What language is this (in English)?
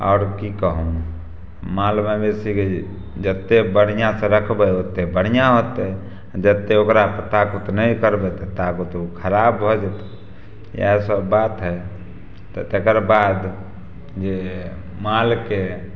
Maithili